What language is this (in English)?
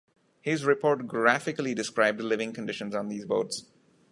English